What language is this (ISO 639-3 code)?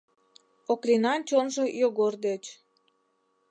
chm